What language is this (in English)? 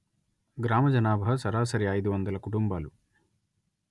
Telugu